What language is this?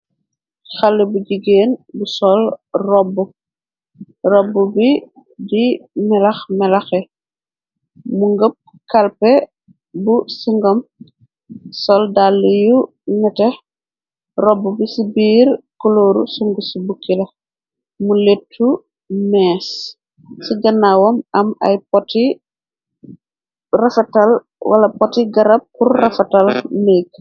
Wolof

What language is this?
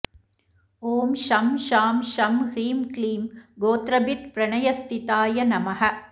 Sanskrit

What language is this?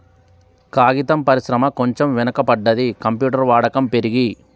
Telugu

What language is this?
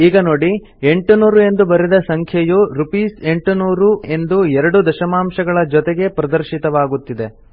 Kannada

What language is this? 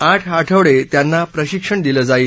Marathi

